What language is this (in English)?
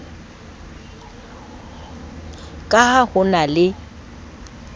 Southern Sotho